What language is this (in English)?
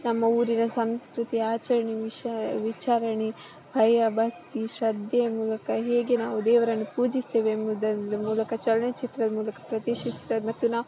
Kannada